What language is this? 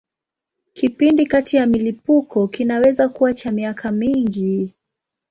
Swahili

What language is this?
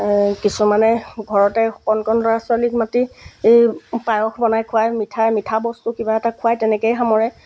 Assamese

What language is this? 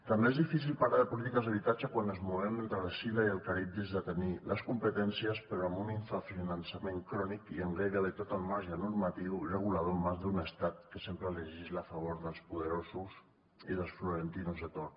Catalan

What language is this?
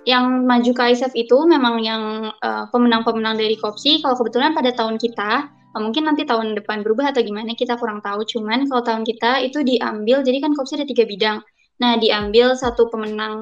Indonesian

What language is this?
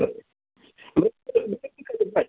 Bodo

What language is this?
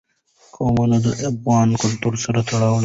Pashto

